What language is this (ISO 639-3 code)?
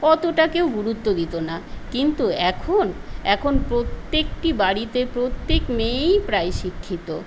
ben